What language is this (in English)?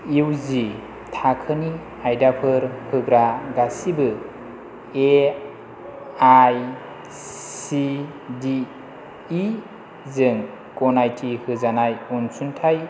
Bodo